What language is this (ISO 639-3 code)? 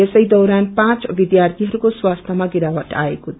nep